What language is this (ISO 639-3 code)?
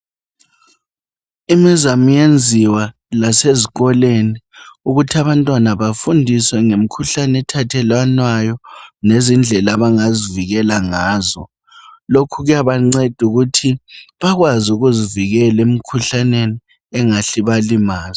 nde